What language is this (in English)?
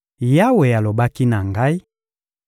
Lingala